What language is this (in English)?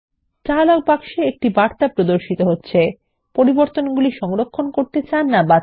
Bangla